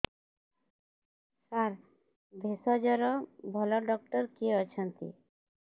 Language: Odia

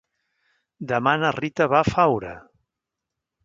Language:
Catalan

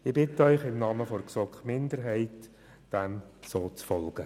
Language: Swiss German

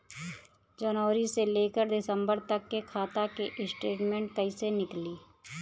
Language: Bhojpuri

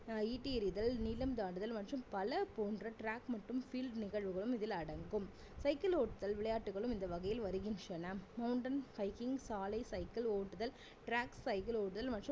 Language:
Tamil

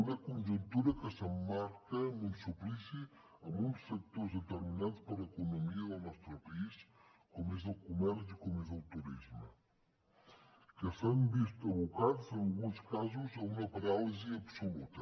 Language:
Catalan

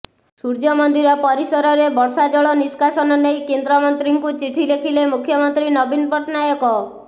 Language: Odia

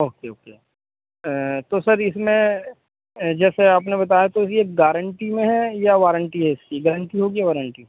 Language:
Urdu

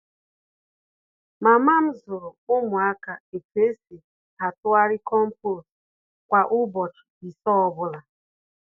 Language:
Igbo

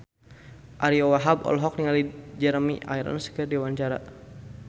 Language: Sundanese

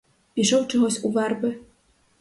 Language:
Ukrainian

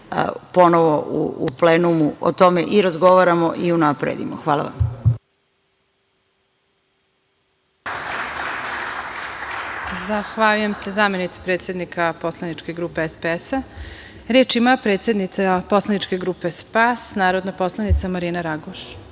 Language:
Serbian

